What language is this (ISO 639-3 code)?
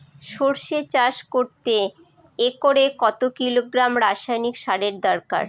ben